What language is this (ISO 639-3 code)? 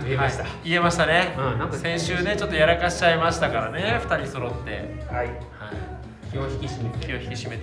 jpn